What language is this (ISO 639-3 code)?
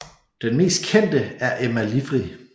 dan